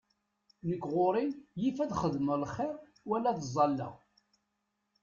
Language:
Kabyle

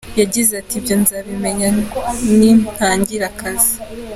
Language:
Kinyarwanda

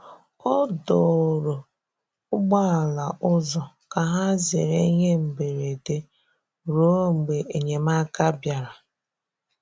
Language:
Igbo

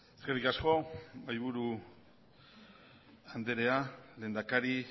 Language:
Basque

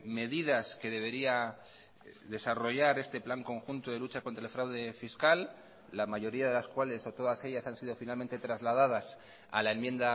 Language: Spanish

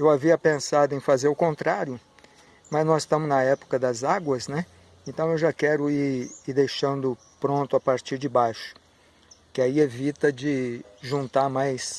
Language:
Portuguese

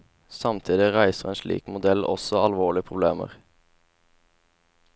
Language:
Norwegian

